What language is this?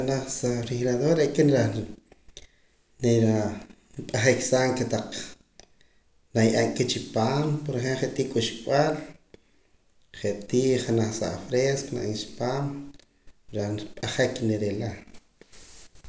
Poqomam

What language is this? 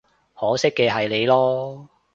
Cantonese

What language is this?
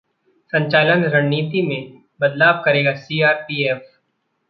Hindi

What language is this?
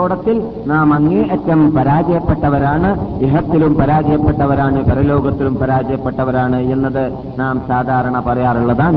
Malayalam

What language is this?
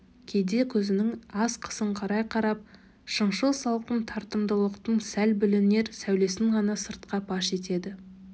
Kazakh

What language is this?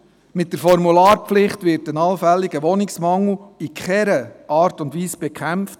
Swiss German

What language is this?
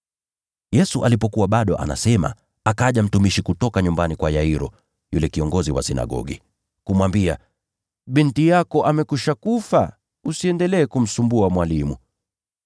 Swahili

